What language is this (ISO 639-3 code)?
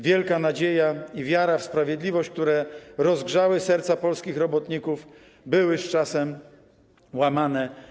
pol